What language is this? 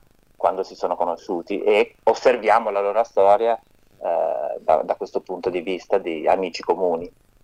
Italian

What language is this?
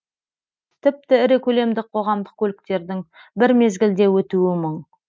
Kazakh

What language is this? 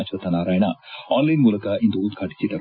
Kannada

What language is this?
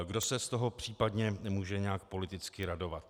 Czech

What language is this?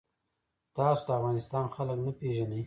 Pashto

